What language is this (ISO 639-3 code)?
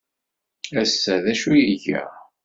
kab